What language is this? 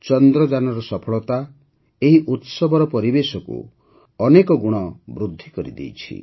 Odia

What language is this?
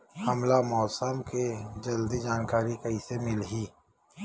Chhattisgarhi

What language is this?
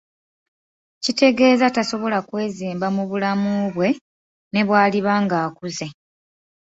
Ganda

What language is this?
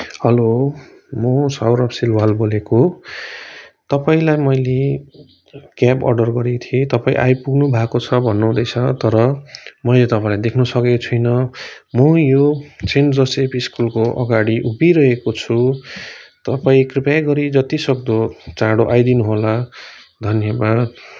Nepali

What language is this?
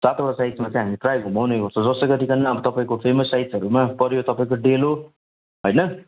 Nepali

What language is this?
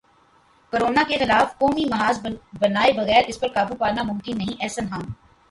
Urdu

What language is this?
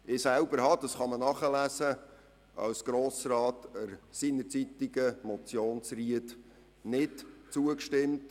Swiss German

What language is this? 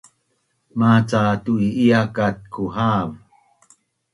Bunun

